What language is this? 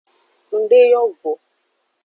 Aja (Benin)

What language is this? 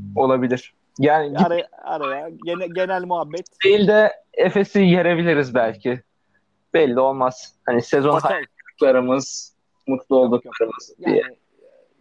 Turkish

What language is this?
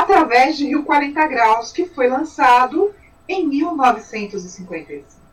Portuguese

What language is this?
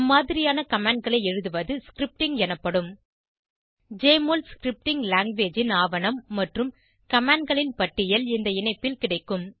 Tamil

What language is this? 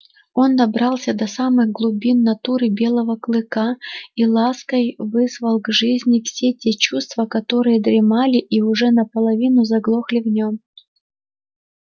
Russian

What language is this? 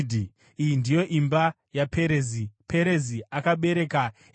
Shona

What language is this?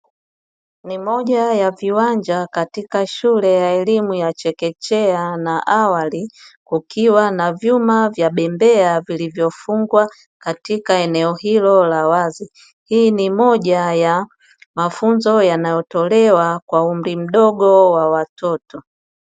Swahili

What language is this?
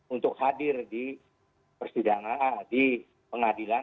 Indonesian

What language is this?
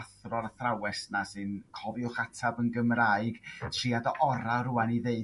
Welsh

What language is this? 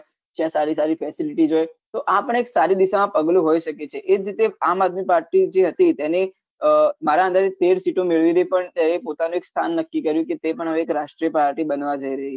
Gujarati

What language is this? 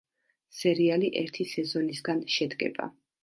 Georgian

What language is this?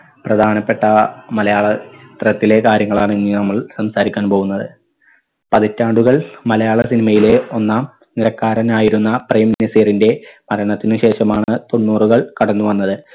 Malayalam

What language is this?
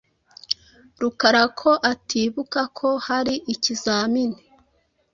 Kinyarwanda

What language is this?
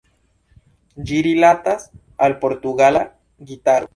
Esperanto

